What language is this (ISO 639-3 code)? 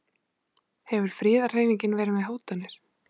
isl